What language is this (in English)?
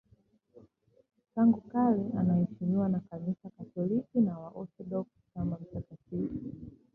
Swahili